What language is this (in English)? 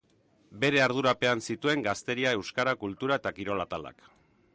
Basque